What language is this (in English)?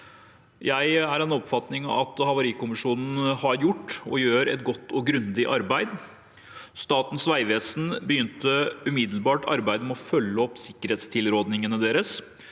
Norwegian